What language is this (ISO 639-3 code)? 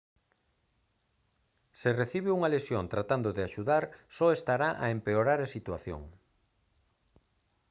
glg